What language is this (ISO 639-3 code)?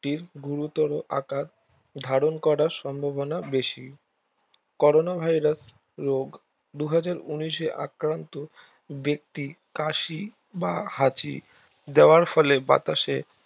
ben